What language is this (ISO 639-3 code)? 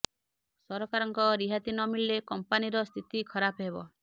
ori